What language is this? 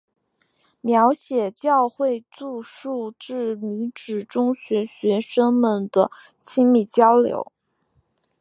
Chinese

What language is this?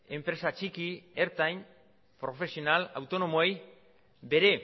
Basque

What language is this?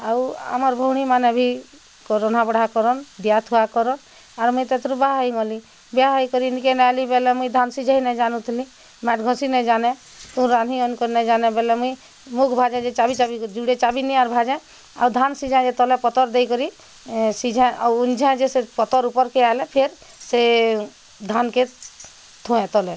Odia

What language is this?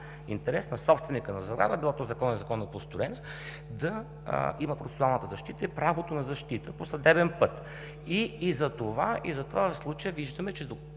Bulgarian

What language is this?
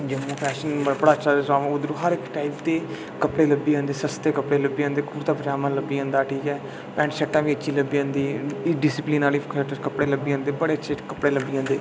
Dogri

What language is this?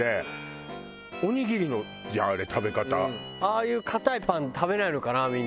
Japanese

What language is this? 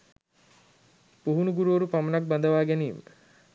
Sinhala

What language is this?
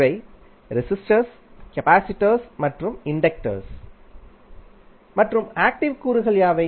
Tamil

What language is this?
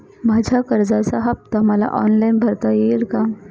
Marathi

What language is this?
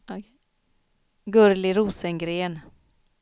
Swedish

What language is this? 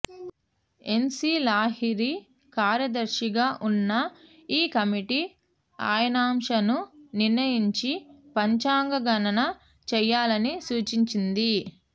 Telugu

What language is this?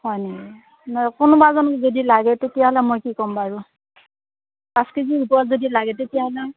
Assamese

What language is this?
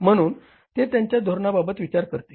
Marathi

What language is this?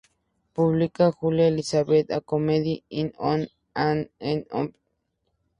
Spanish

